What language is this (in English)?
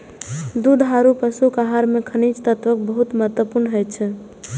Maithili